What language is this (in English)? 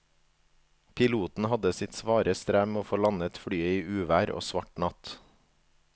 Norwegian